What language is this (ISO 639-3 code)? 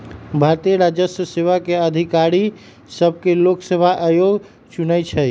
mag